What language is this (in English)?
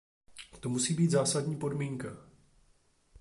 Czech